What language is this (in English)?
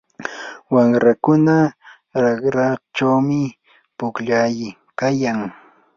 Yanahuanca Pasco Quechua